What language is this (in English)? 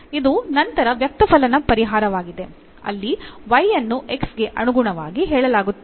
Kannada